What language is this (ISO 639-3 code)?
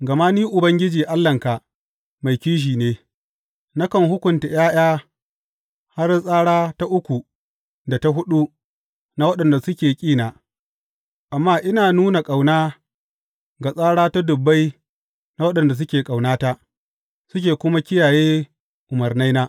hau